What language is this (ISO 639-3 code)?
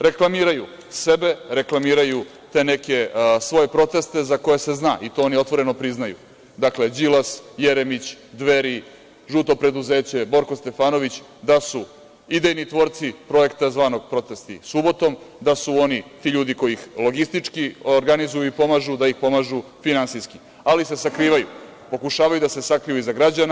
srp